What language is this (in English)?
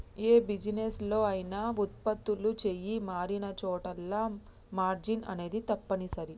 Telugu